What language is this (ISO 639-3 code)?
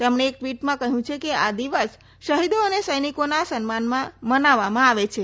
guj